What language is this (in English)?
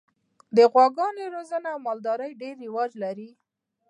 Pashto